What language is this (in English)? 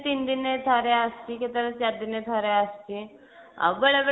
Odia